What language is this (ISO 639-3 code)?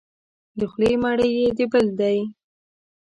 pus